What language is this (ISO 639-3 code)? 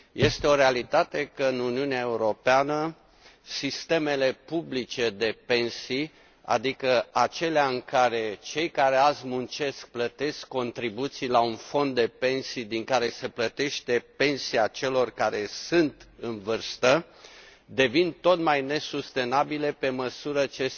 ron